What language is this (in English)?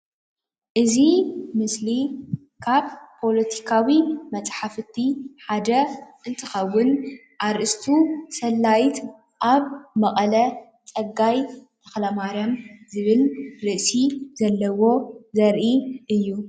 Tigrinya